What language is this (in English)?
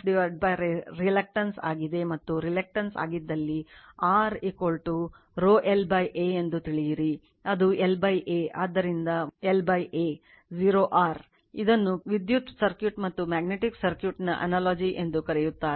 Kannada